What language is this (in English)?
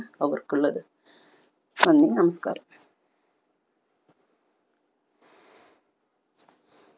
Malayalam